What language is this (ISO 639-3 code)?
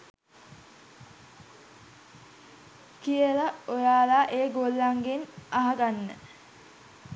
sin